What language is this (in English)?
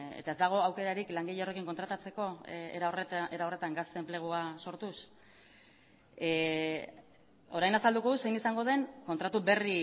Basque